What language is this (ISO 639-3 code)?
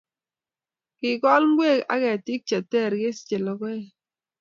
kln